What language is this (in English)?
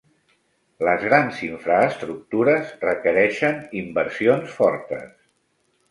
Catalan